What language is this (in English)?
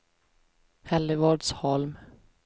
Swedish